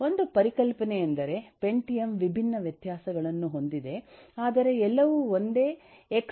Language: Kannada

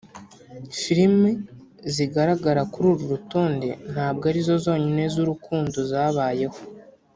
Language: Kinyarwanda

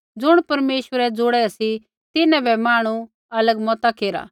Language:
Kullu Pahari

